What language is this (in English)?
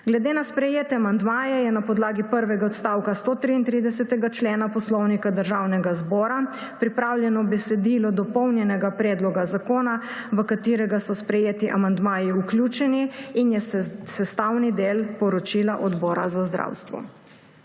Slovenian